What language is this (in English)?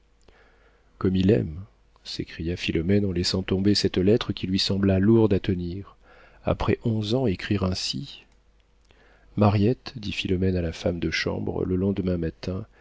French